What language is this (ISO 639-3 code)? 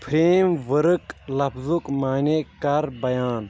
kas